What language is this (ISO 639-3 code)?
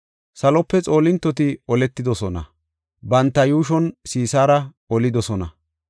gof